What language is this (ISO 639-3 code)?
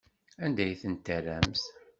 kab